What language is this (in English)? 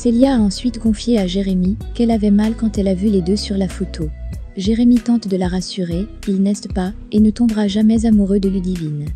French